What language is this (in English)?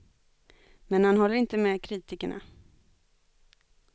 Swedish